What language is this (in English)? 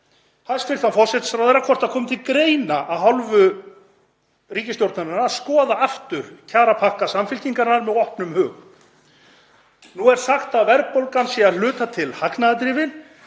Icelandic